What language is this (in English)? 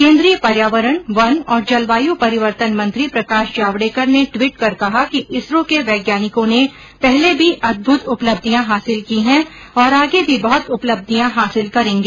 Hindi